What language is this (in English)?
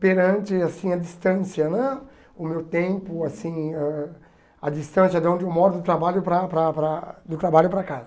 Portuguese